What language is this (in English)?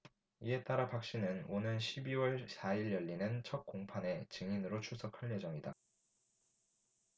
Korean